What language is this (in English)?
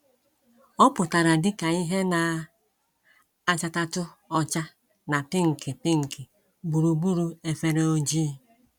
Igbo